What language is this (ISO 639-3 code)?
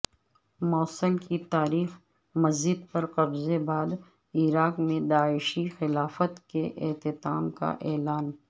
urd